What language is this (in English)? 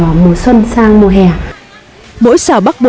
Vietnamese